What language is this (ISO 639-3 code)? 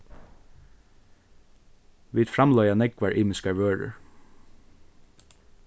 fao